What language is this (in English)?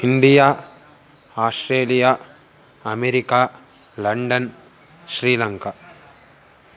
Sanskrit